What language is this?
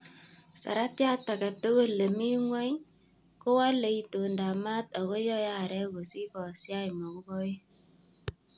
Kalenjin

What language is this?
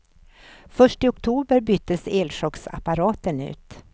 Swedish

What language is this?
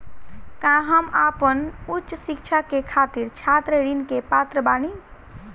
Bhojpuri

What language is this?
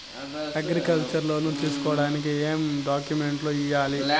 Telugu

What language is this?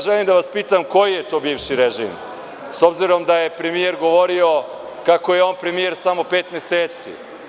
Serbian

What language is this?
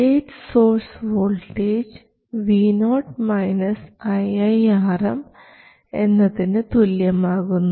Malayalam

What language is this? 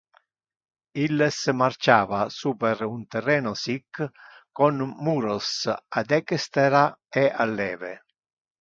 Interlingua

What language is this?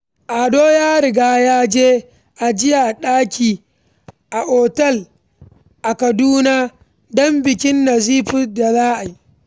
Hausa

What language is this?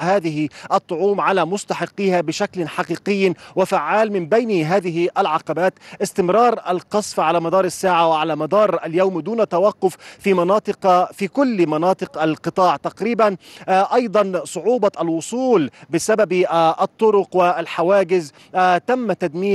Arabic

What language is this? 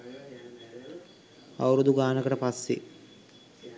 Sinhala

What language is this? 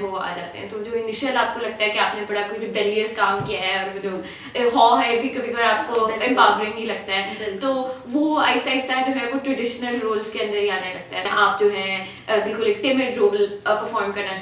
Urdu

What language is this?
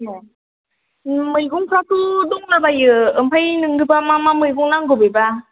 Bodo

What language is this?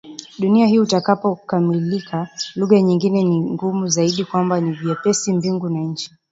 Swahili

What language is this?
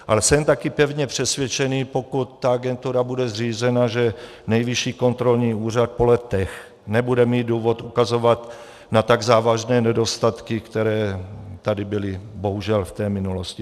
Czech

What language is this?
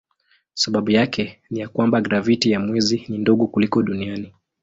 Swahili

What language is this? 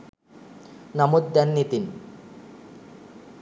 Sinhala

